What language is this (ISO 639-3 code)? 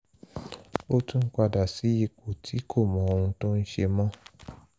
yor